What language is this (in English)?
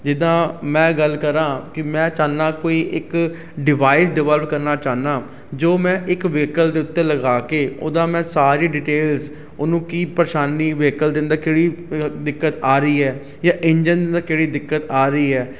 Punjabi